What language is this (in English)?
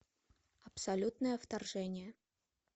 Russian